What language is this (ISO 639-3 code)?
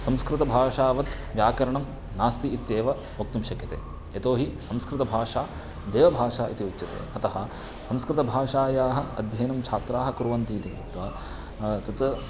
san